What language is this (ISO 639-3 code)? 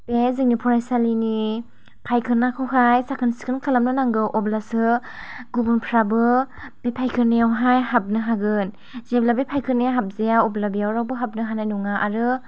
brx